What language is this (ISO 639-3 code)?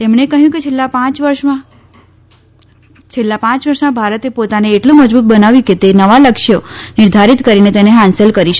guj